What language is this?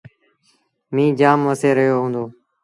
Sindhi Bhil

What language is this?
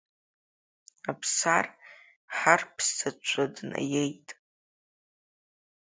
Abkhazian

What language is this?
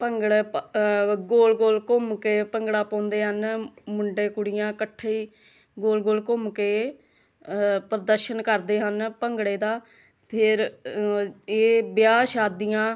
Punjabi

